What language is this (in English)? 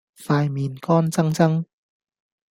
Cantonese